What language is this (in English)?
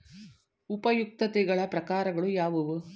Kannada